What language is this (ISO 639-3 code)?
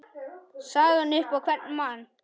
isl